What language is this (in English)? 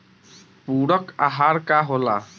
Bhojpuri